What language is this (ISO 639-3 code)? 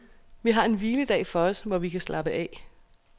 dan